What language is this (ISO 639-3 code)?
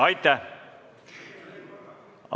est